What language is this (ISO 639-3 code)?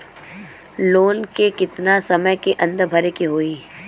bho